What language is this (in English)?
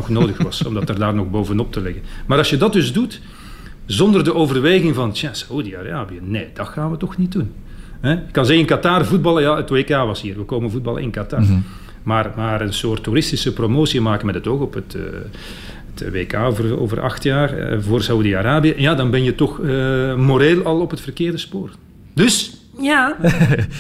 Dutch